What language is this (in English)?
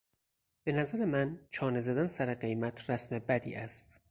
Persian